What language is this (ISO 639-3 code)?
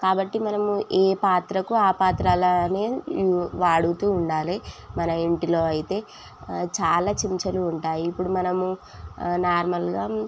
tel